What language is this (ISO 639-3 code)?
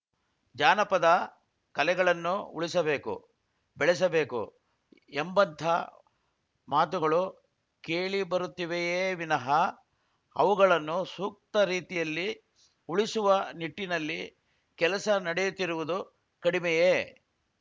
kan